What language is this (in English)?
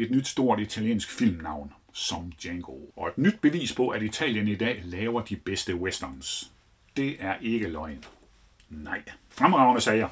Danish